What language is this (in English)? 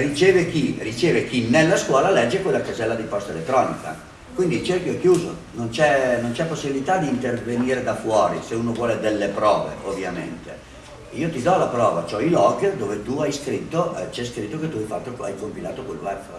Italian